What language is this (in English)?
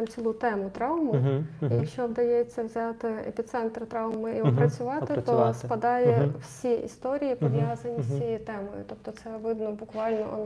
Ukrainian